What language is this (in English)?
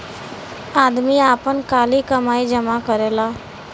Bhojpuri